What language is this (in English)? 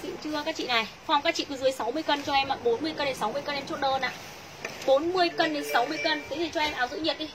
Vietnamese